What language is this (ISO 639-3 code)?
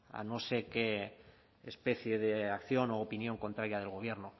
spa